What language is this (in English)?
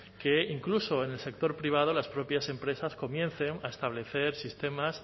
Spanish